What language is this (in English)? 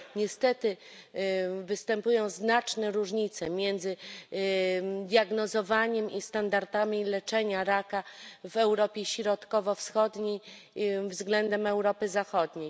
Polish